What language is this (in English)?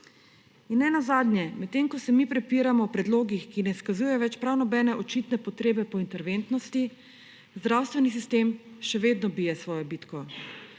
Slovenian